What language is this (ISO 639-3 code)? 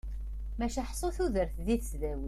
kab